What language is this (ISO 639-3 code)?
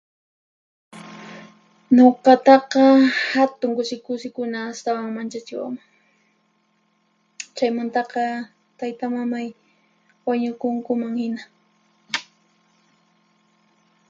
qxp